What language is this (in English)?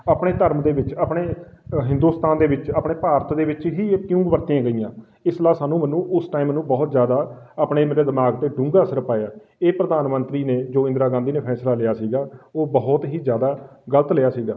Punjabi